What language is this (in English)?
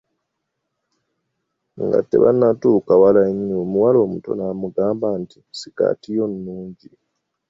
Ganda